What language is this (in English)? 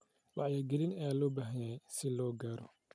Somali